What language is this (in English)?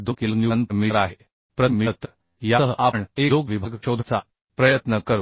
Marathi